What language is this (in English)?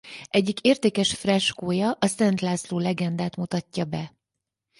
Hungarian